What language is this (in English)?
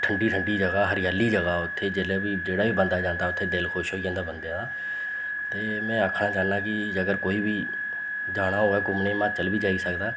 Dogri